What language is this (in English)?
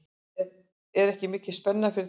Icelandic